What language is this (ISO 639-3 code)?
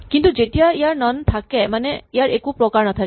asm